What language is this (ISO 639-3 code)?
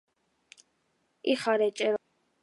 kat